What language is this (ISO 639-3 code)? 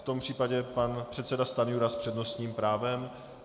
ces